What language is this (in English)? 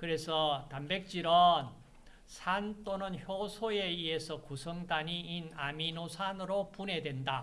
Korean